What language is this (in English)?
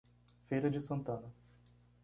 Portuguese